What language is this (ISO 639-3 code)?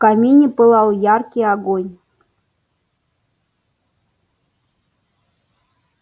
rus